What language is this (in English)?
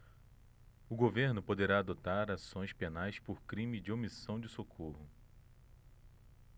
Portuguese